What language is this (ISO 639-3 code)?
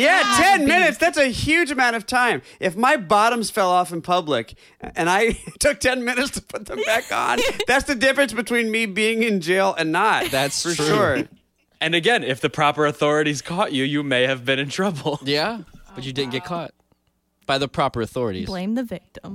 eng